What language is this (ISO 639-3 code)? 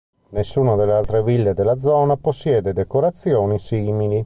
ita